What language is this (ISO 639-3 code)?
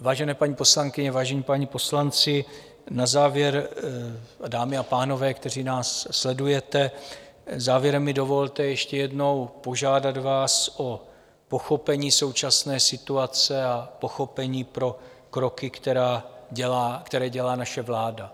ces